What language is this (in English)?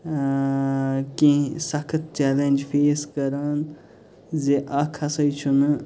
Kashmiri